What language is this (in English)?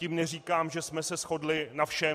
Czech